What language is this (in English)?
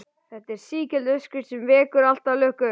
Icelandic